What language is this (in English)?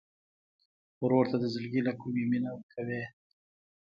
Pashto